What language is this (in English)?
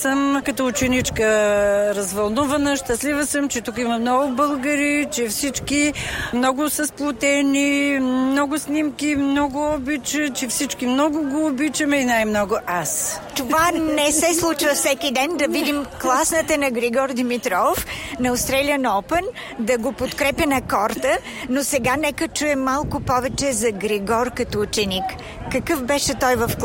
Bulgarian